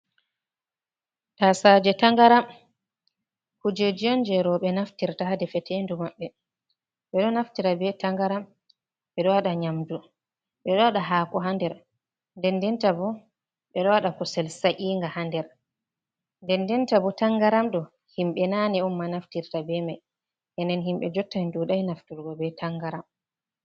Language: Fula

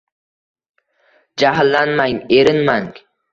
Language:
Uzbek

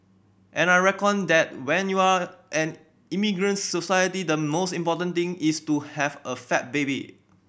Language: English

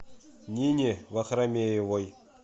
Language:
Russian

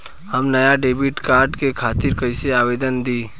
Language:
Bhojpuri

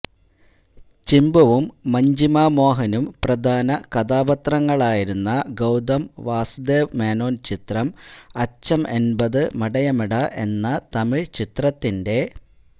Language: Malayalam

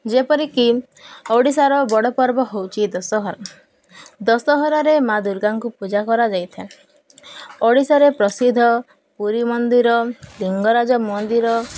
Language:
Odia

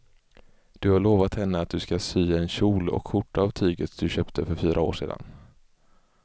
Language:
Swedish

